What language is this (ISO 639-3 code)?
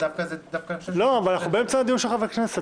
heb